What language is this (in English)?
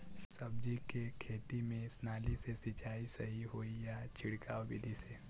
Bhojpuri